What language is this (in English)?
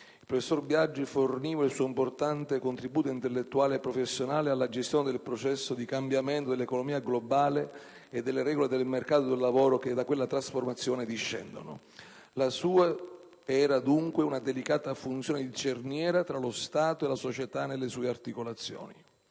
Italian